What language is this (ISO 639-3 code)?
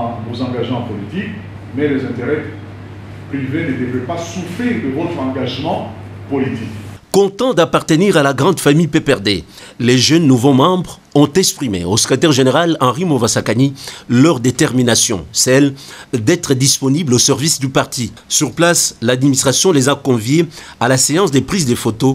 fra